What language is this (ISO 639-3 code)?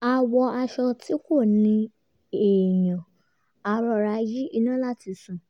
yor